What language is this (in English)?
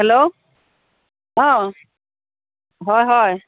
Assamese